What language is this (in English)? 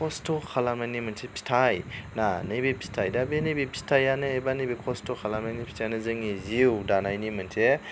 Bodo